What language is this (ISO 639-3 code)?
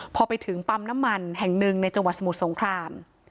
tha